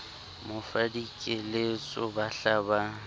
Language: Southern Sotho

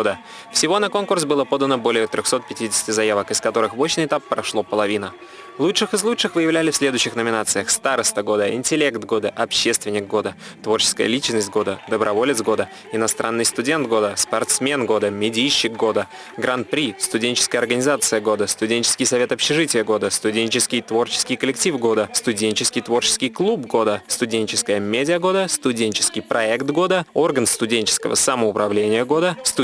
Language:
Russian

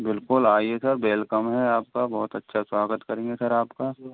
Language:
Hindi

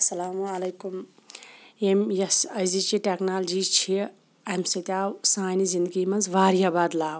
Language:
Kashmiri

